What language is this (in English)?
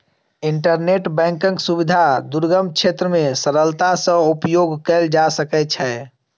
Maithili